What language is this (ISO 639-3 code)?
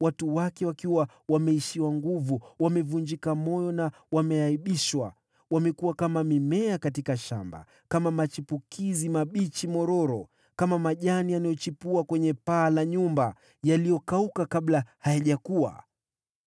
swa